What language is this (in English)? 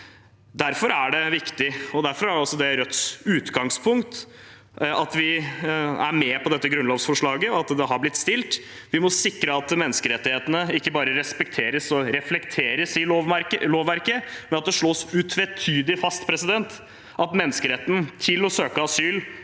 Norwegian